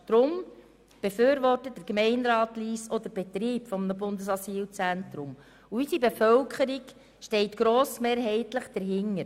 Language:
Swiss German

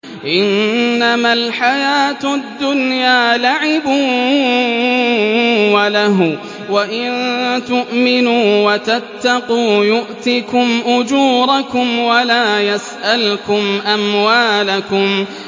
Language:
Arabic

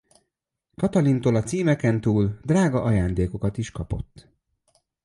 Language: Hungarian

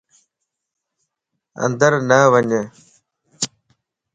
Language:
Lasi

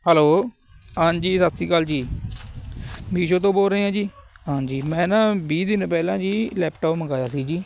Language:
Punjabi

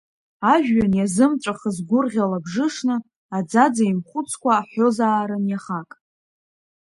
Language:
Abkhazian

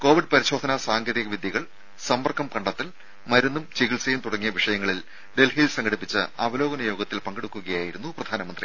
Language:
Malayalam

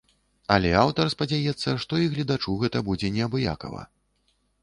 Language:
Belarusian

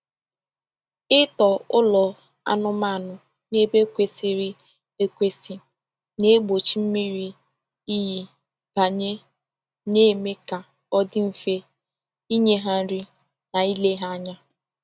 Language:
Igbo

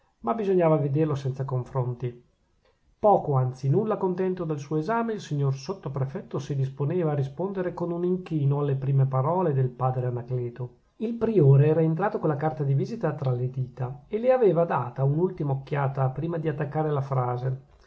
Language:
Italian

